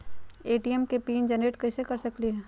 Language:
Magahi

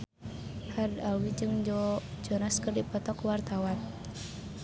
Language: Sundanese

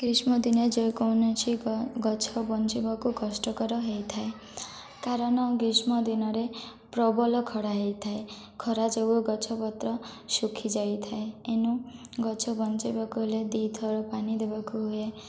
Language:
Odia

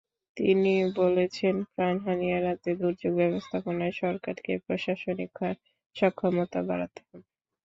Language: Bangla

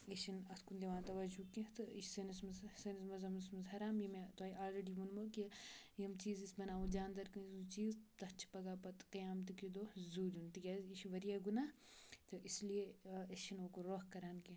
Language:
Kashmiri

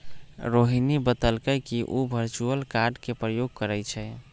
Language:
Magahi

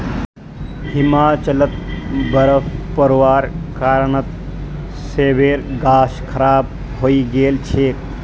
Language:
Magahi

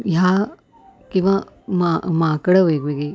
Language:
Marathi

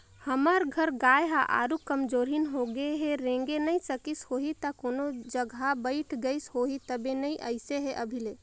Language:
Chhattisgarhi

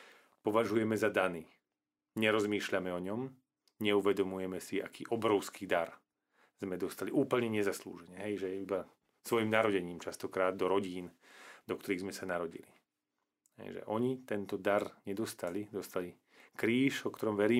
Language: Slovak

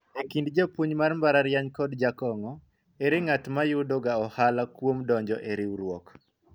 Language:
Luo (Kenya and Tanzania)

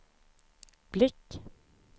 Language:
Swedish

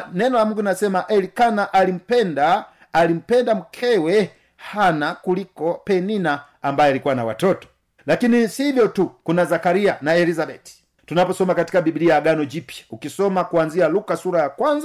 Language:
Swahili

